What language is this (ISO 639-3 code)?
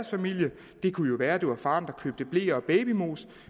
dan